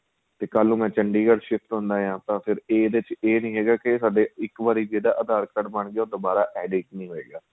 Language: Punjabi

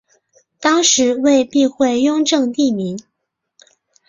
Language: Chinese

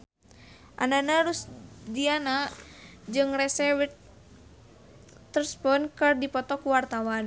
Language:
Sundanese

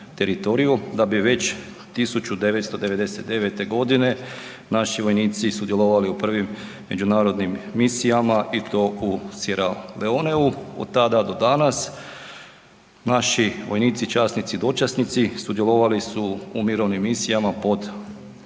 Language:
Croatian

